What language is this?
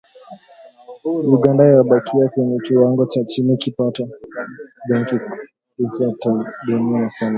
Swahili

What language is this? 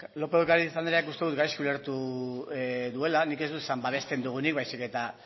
Basque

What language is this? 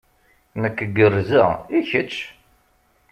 Kabyle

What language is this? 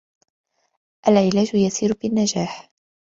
Arabic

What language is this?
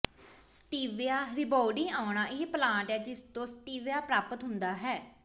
Punjabi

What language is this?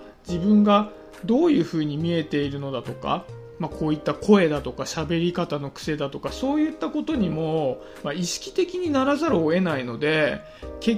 Japanese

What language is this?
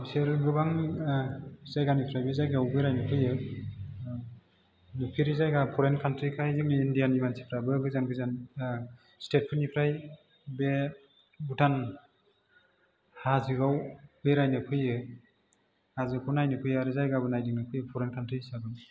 Bodo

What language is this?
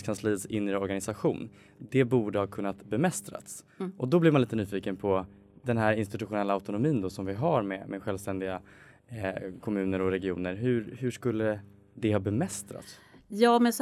Swedish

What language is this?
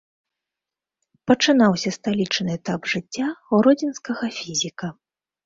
Belarusian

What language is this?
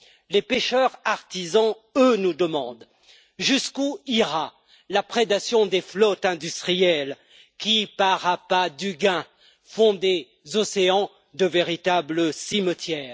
French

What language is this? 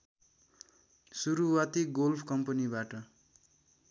Nepali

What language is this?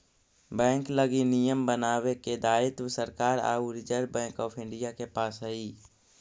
Magahi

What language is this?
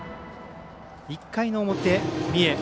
Japanese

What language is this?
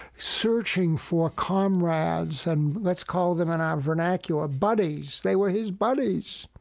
English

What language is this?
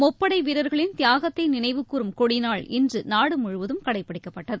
Tamil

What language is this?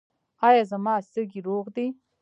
Pashto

